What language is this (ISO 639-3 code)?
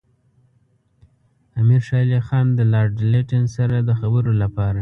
pus